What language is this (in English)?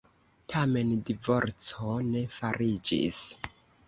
Esperanto